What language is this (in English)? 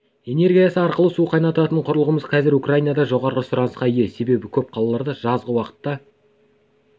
Kazakh